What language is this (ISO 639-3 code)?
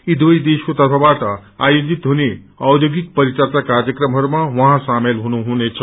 nep